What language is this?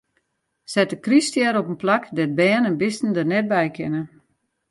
Western Frisian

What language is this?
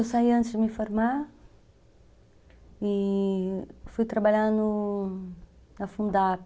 Portuguese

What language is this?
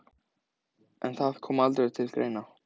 Icelandic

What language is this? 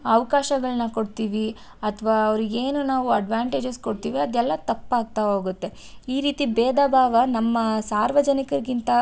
Kannada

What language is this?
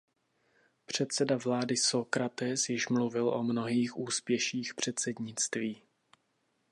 Czech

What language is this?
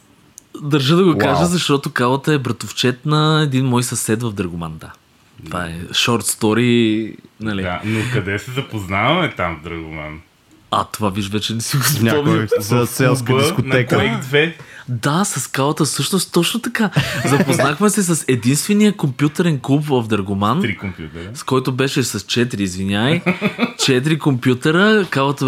Bulgarian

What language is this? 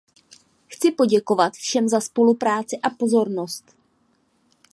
Czech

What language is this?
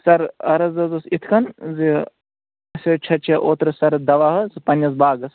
Kashmiri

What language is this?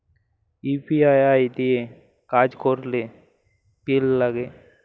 Bangla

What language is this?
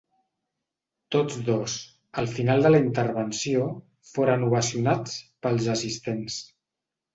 Catalan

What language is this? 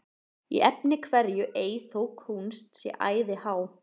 Icelandic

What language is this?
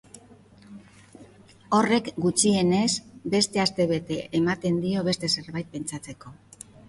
Basque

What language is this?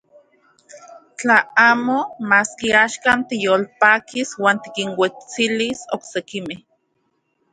Central Puebla Nahuatl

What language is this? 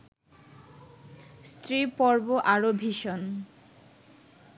Bangla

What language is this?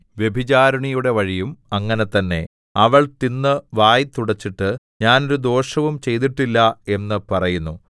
Malayalam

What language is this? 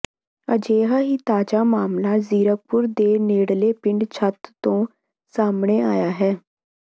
Punjabi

